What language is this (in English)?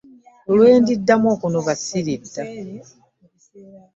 Ganda